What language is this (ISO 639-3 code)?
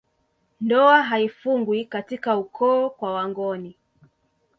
swa